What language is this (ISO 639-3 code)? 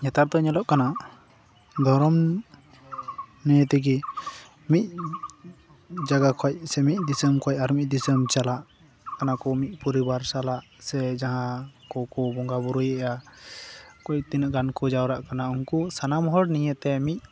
sat